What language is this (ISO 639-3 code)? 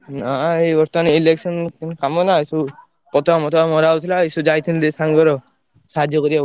ori